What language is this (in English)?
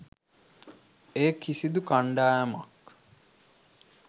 Sinhala